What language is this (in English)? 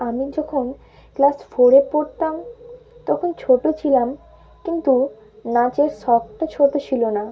Bangla